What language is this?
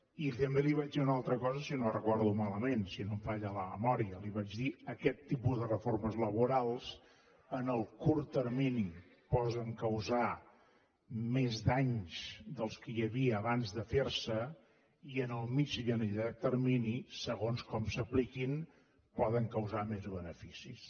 Catalan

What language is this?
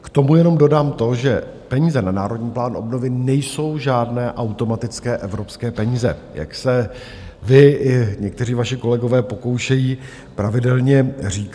Czech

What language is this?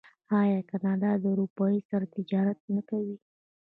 Pashto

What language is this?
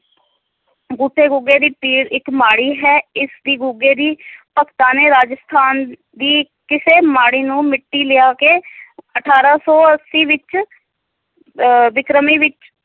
Punjabi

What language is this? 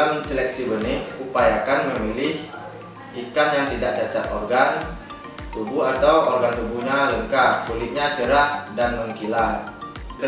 Indonesian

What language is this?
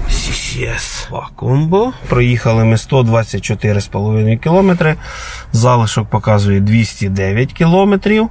Ukrainian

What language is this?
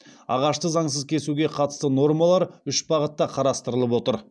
Kazakh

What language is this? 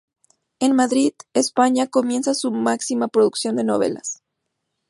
Spanish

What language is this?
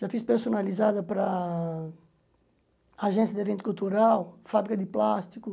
Portuguese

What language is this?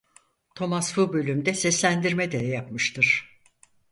Turkish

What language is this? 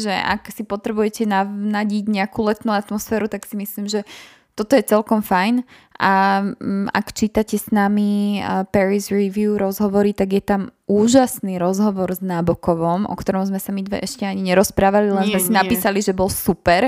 Slovak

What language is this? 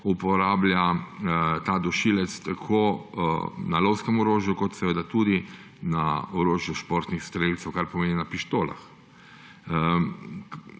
Slovenian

